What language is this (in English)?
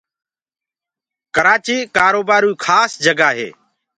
Gurgula